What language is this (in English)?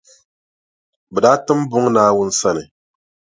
Dagbani